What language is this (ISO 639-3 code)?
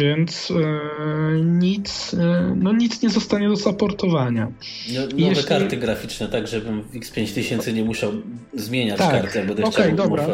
pol